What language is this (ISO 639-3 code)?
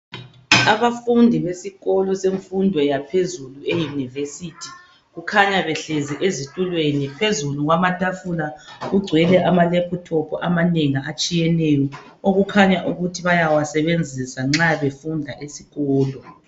nde